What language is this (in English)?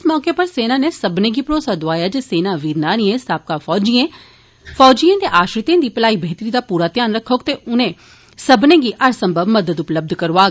Dogri